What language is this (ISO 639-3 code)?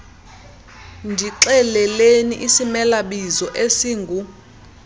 xho